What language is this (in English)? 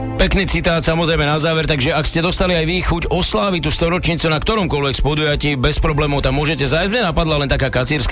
Slovak